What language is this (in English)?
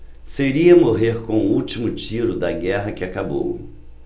Portuguese